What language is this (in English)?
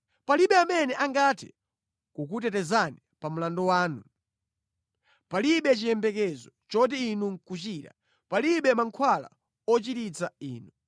Nyanja